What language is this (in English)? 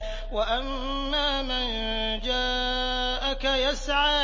Arabic